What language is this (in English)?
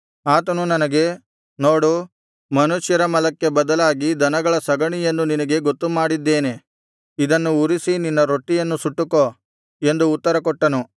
Kannada